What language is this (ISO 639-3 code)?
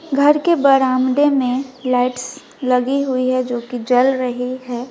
hin